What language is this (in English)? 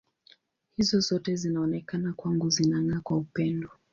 Swahili